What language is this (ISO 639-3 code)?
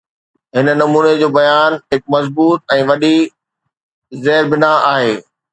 snd